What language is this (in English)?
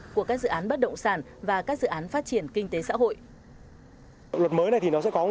Vietnamese